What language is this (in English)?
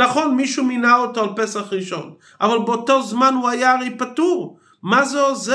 Hebrew